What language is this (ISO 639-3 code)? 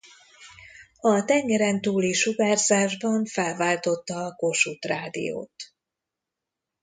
hun